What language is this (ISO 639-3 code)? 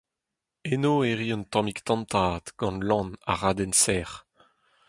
bre